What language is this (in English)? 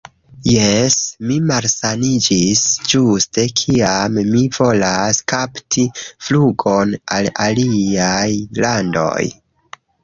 Esperanto